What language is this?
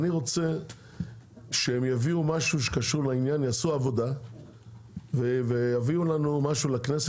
Hebrew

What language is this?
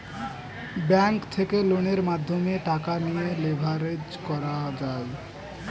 Bangla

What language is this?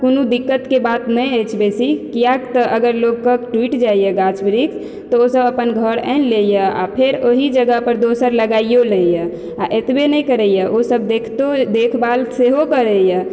Maithili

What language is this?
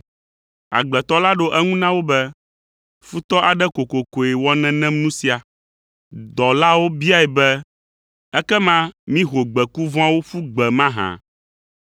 Ewe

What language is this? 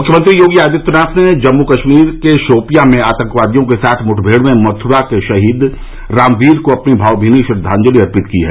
Hindi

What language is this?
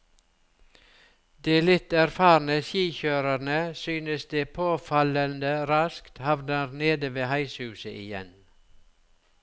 Norwegian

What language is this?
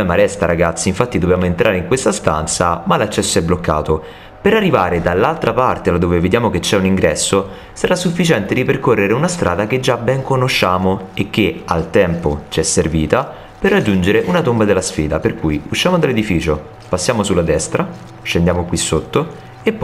Italian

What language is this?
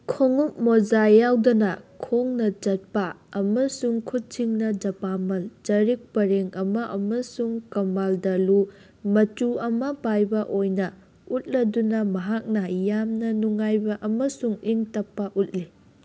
Manipuri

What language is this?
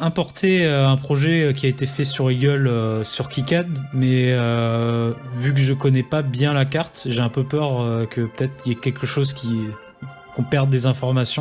French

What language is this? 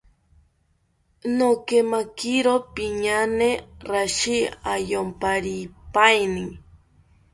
South Ucayali Ashéninka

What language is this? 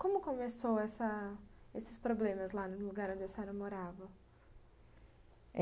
Portuguese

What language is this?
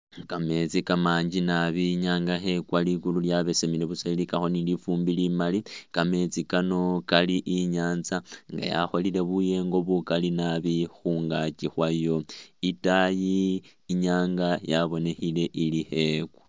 Masaaba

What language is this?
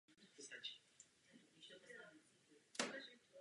Czech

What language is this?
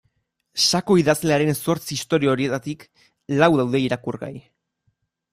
Basque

